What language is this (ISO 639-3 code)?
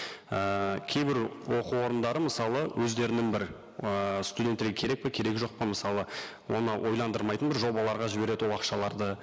kaz